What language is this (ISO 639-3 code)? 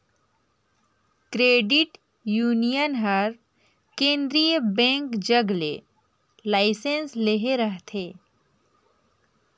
hne